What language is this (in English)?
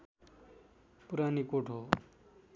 Nepali